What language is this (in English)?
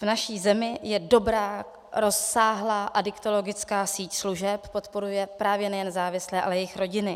Czech